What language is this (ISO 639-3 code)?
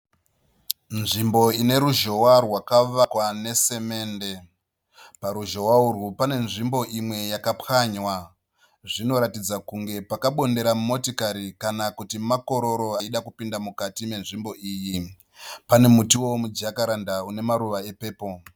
sna